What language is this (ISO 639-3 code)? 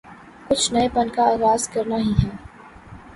urd